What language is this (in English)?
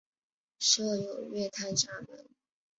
Chinese